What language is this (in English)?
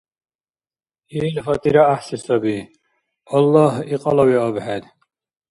Dargwa